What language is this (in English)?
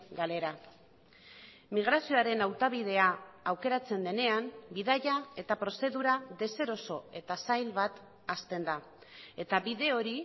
Basque